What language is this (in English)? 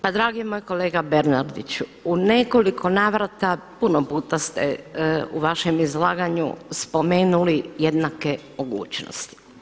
Croatian